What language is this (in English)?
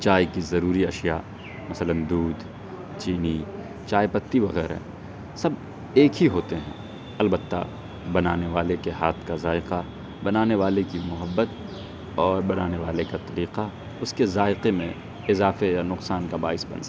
Urdu